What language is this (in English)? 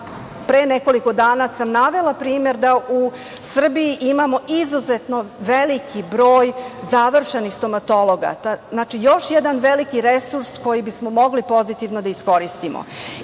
Serbian